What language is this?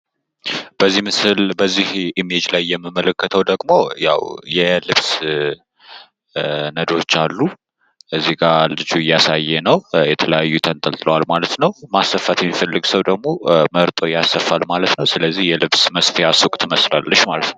Amharic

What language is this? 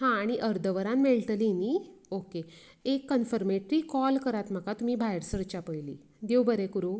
Konkani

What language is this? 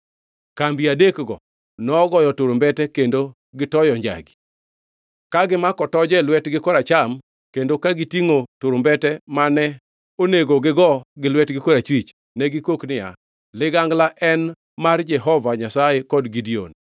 Luo (Kenya and Tanzania)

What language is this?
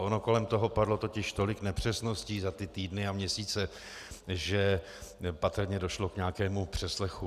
Czech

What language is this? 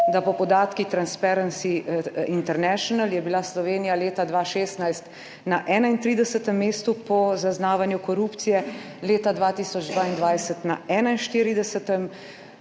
Slovenian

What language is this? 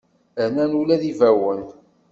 Kabyle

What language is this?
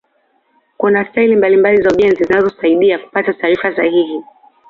Swahili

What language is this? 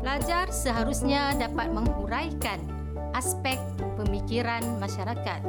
Malay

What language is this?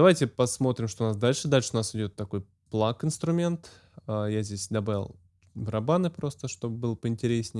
Russian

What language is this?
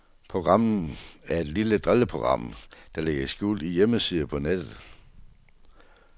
Danish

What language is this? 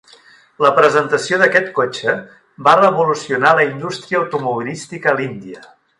Catalan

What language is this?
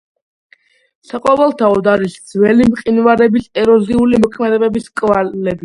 Georgian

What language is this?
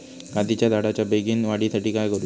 Marathi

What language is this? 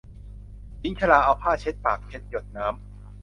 Thai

